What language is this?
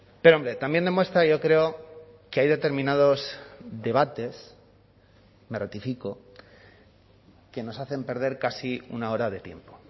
Spanish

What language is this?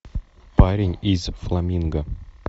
Russian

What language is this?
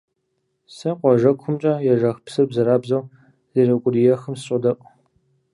Kabardian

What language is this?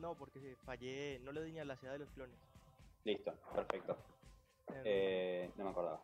Spanish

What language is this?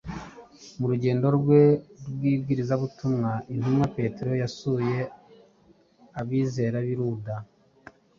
Kinyarwanda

